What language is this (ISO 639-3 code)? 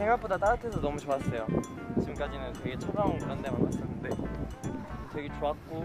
kor